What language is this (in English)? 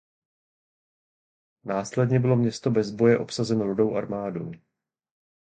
Czech